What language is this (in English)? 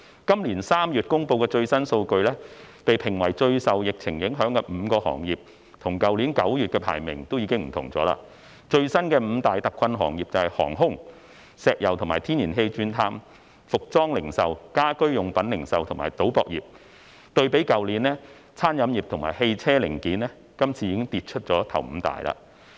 Cantonese